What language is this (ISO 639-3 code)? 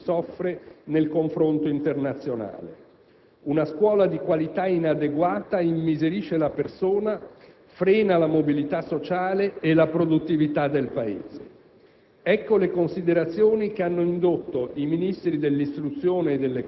ita